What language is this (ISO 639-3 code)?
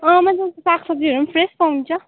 nep